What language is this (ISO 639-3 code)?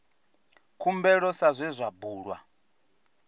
ven